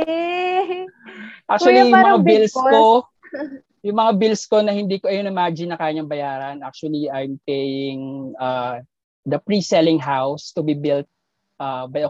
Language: Filipino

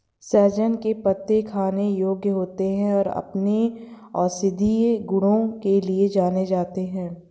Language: Hindi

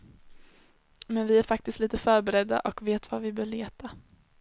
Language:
Swedish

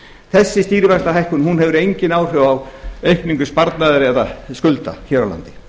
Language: Icelandic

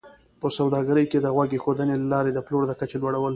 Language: Pashto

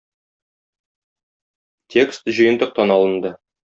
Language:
Tatar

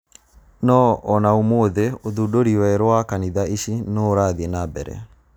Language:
Kikuyu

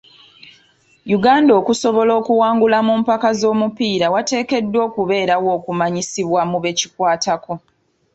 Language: Ganda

